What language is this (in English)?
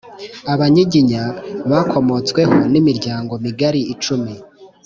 Kinyarwanda